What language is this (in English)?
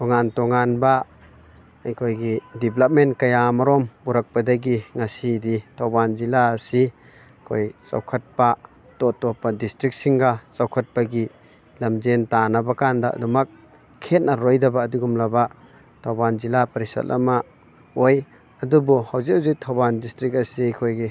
Manipuri